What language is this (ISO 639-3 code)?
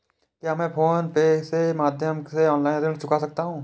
hin